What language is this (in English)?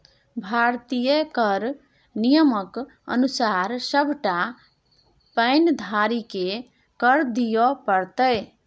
Maithili